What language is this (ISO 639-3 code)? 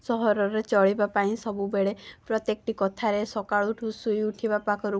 ori